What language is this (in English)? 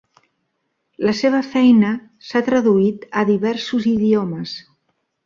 Catalan